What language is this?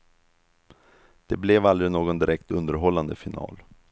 Swedish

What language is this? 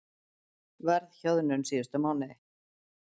Icelandic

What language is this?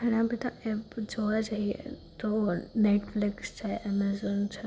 Gujarati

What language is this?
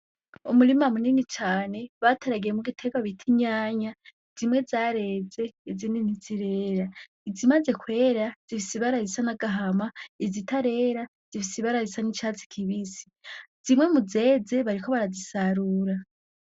Rundi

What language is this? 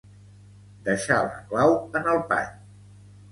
Catalan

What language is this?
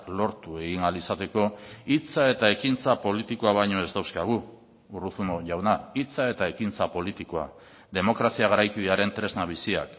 Basque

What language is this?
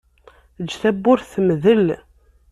Kabyle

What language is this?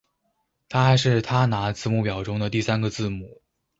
Chinese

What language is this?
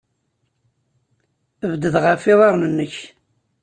Kabyle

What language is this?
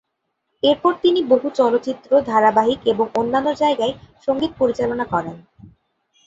Bangla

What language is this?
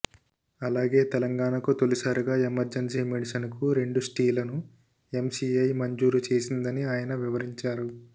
Telugu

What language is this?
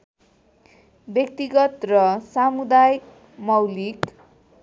Nepali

